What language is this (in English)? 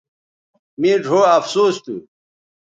Bateri